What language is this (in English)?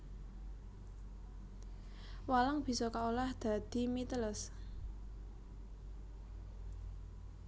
Javanese